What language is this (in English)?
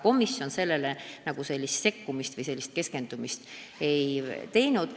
Estonian